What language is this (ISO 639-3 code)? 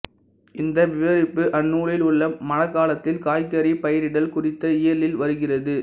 tam